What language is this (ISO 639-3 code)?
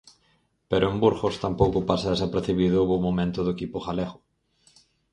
glg